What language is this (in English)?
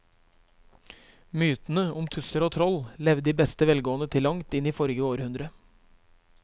Norwegian